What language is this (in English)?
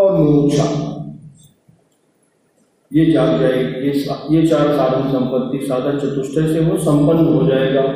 Hindi